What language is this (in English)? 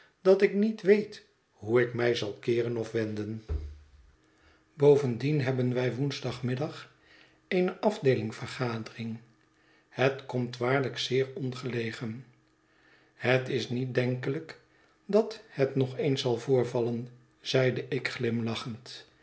Dutch